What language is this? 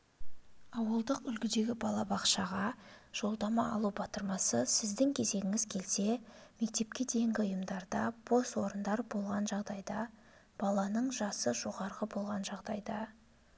Kazakh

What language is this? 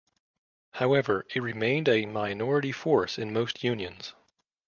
English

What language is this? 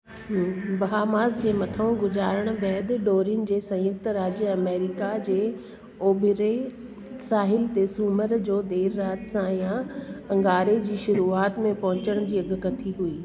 Sindhi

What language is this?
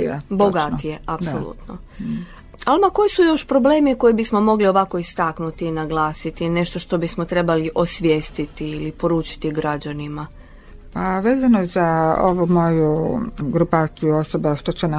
Croatian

